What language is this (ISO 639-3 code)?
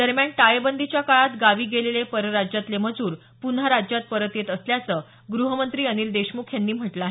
mar